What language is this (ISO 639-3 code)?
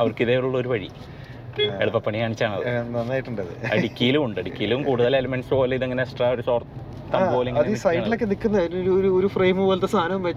mal